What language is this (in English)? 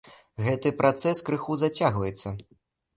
Belarusian